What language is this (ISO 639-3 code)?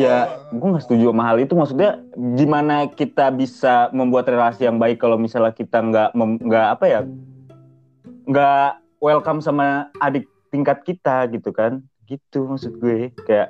ind